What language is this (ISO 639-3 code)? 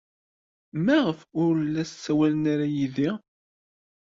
kab